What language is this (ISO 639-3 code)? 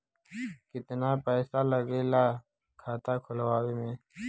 bho